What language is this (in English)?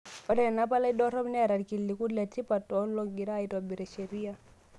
Masai